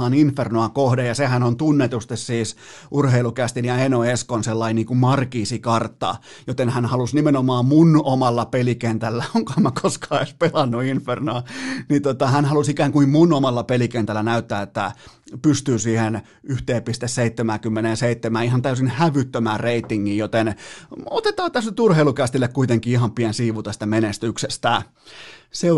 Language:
Finnish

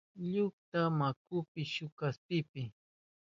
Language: Southern Pastaza Quechua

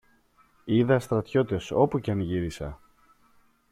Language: Greek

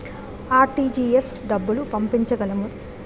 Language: Telugu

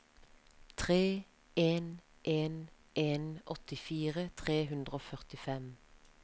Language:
Norwegian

